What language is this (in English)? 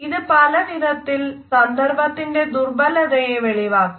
Malayalam